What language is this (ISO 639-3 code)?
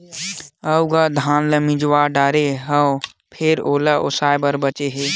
hne